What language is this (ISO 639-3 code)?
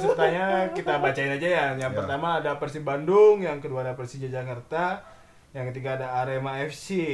ind